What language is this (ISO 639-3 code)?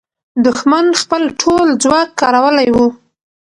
pus